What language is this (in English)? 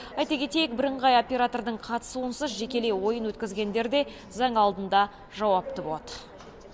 Kazakh